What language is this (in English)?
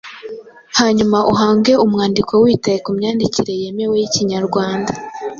Kinyarwanda